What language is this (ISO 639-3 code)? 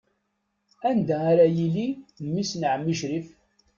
kab